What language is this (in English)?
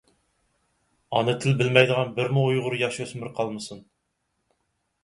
Uyghur